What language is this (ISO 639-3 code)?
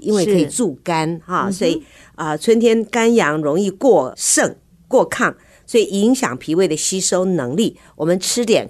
zho